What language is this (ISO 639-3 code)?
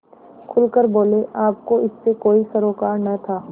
hin